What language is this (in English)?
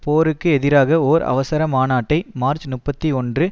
Tamil